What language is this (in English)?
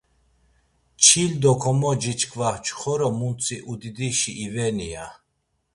Laz